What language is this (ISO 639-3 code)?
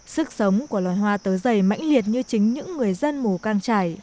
vie